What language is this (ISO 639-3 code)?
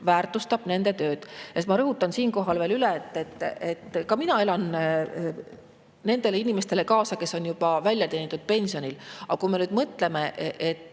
est